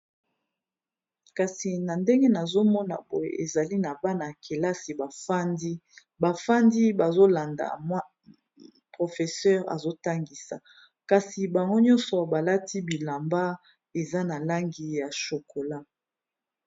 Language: Lingala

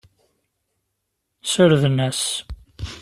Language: Kabyle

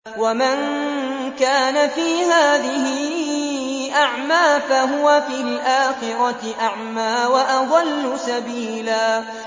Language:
Arabic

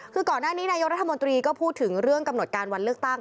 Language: Thai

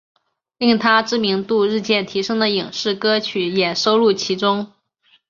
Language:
Chinese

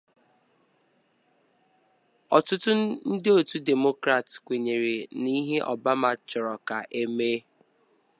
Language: Igbo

